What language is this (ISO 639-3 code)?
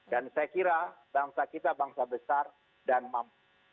ind